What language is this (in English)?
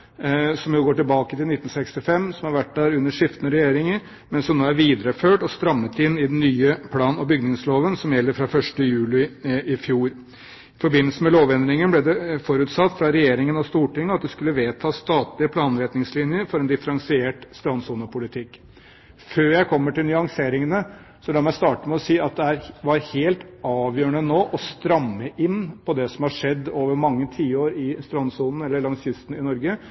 Norwegian Bokmål